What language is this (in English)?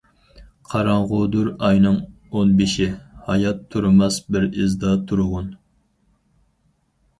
Uyghur